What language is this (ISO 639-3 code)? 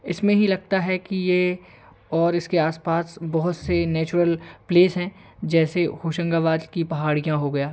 hin